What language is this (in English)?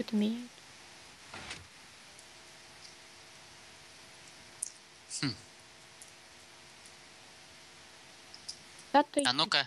Russian